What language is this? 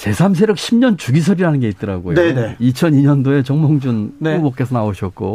Korean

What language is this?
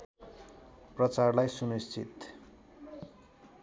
Nepali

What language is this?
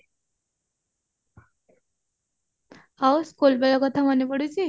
Odia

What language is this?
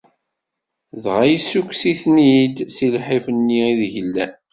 Kabyle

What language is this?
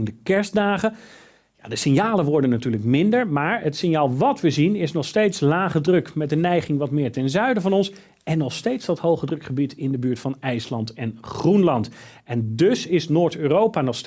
Dutch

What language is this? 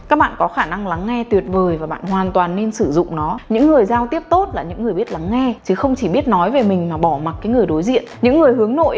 Vietnamese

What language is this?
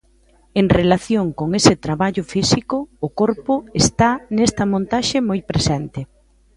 Galician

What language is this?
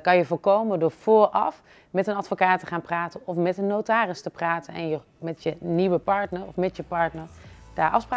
Dutch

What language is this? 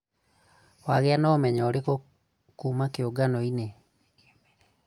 Kikuyu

